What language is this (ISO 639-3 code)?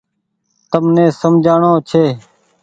gig